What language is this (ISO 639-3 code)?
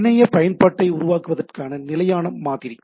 tam